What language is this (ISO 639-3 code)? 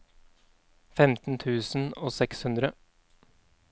nor